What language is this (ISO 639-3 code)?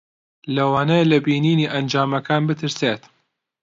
ckb